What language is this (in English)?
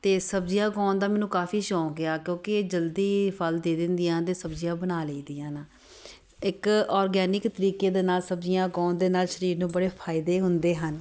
Punjabi